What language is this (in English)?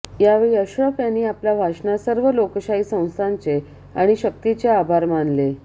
Marathi